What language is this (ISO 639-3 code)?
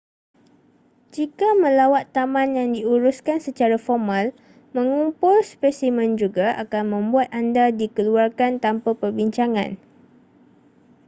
msa